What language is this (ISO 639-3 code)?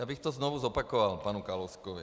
ces